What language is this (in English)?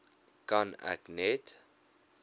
Afrikaans